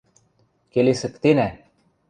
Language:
Western Mari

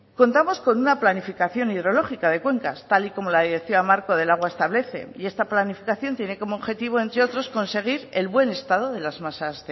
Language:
Spanish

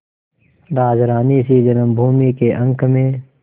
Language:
Hindi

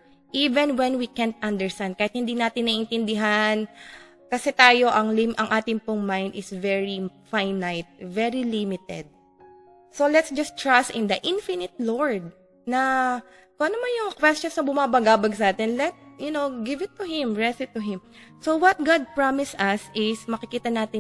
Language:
Filipino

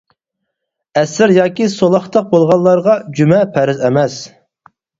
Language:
Uyghur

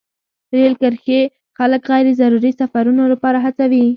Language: Pashto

